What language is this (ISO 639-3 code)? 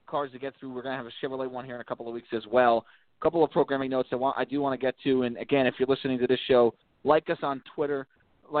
eng